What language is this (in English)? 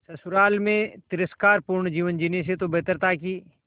Hindi